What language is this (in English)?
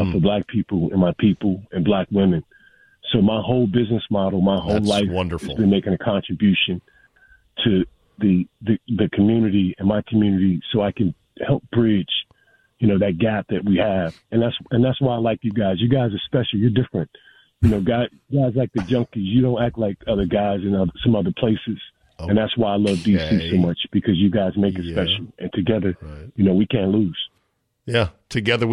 English